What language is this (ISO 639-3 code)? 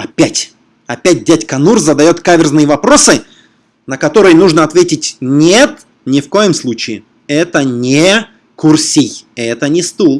rus